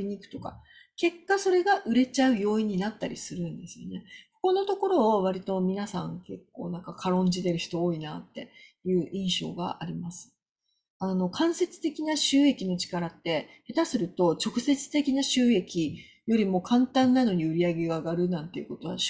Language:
Japanese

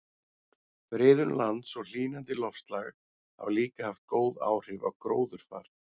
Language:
Icelandic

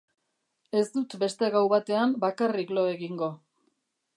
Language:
Basque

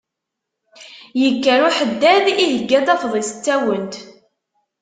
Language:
Kabyle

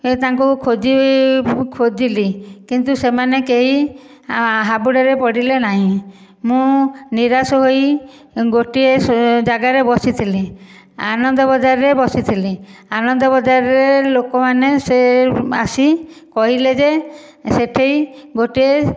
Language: Odia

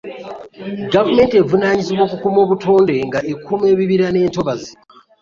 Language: Ganda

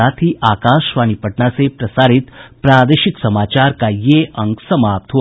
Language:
Hindi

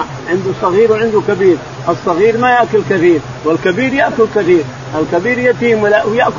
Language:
Arabic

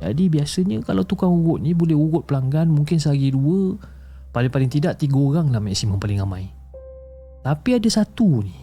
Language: Malay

